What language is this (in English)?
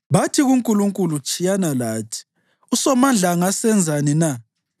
North Ndebele